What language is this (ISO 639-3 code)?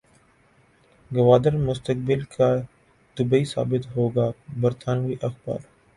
urd